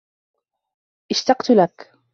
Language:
Arabic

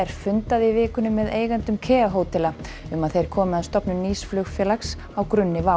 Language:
Icelandic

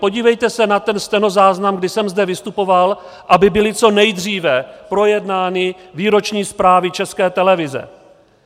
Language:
Czech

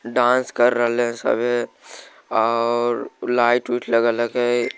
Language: Magahi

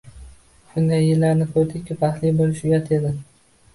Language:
Uzbek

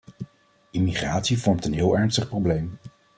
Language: Dutch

